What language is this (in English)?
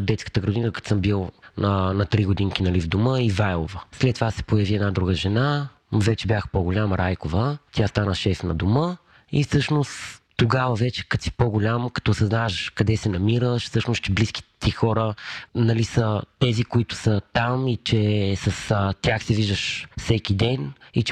Bulgarian